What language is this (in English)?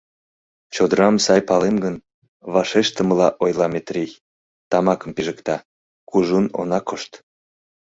Mari